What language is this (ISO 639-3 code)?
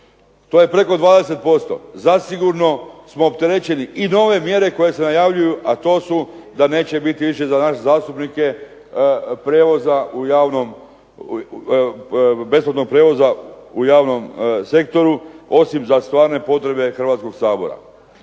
hrv